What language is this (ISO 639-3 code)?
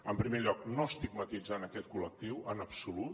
cat